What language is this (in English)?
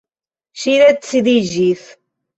Esperanto